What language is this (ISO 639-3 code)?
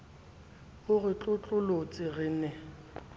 sot